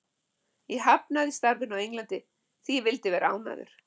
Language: Icelandic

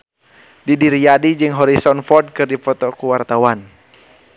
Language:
Sundanese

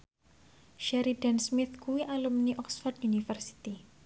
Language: Javanese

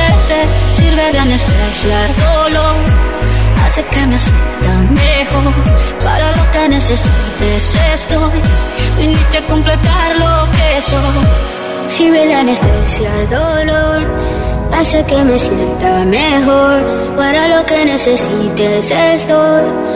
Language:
Italian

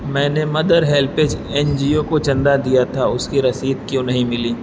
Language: Urdu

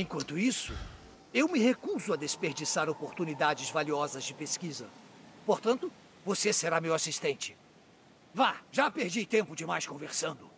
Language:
Portuguese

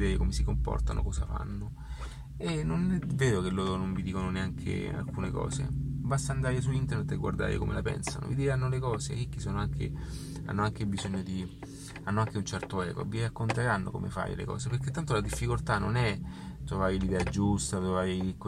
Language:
Italian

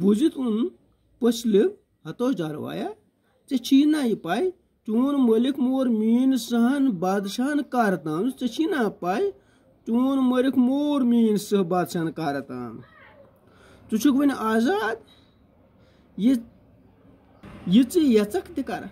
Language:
Turkish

